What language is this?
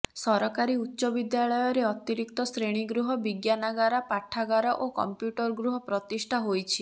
Odia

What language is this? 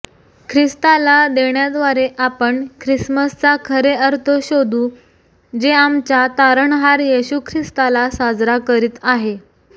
Marathi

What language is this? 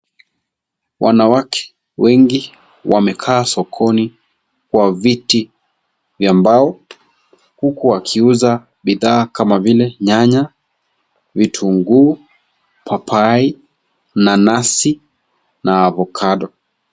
Swahili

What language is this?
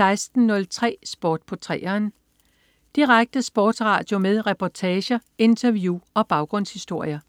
Danish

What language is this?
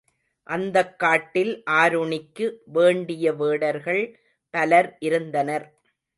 Tamil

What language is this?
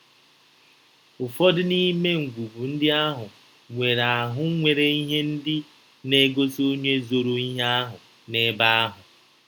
Igbo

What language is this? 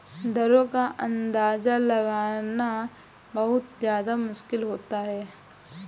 Hindi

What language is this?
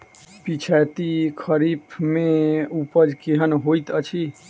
Maithili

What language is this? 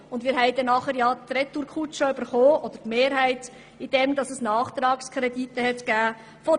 Swiss German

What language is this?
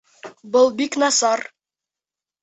Bashkir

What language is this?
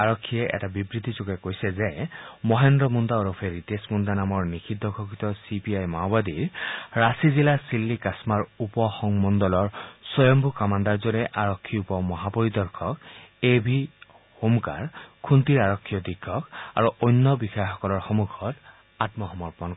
Assamese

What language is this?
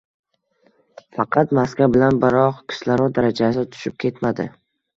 Uzbek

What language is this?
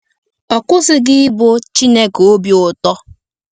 Igbo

